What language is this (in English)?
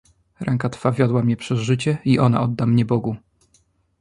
Polish